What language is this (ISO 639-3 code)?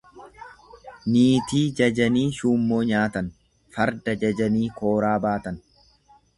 orm